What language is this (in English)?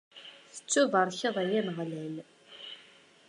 Kabyle